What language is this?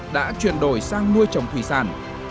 Vietnamese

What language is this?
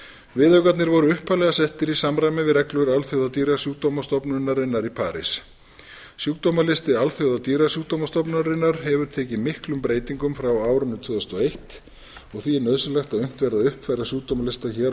Icelandic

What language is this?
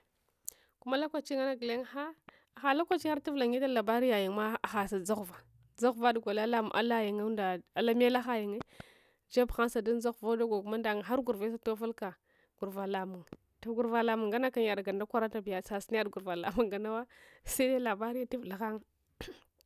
Hwana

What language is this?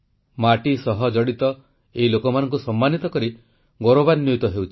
Odia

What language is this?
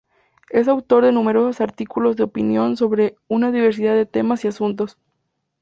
Spanish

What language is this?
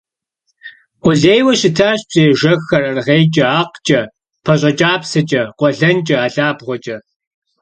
Kabardian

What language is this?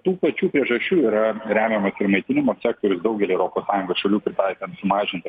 Lithuanian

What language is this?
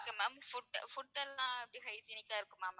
Tamil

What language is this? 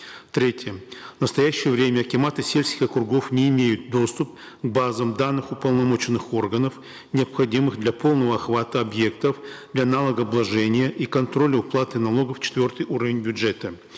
Kazakh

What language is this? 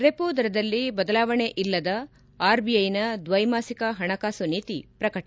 Kannada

